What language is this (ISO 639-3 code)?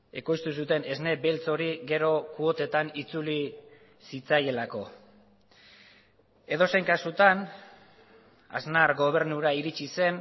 eus